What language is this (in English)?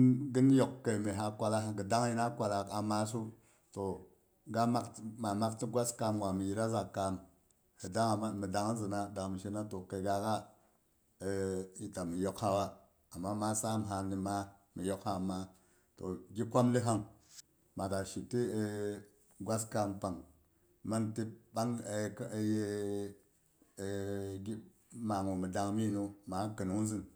Boghom